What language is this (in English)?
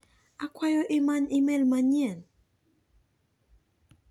Luo (Kenya and Tanzania)